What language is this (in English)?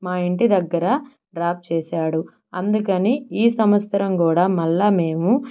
Telugu